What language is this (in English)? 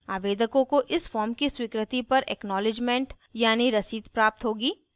Hindi